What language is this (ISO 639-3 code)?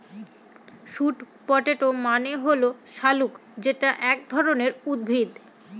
ben